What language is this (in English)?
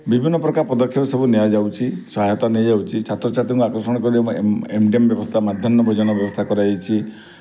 Odia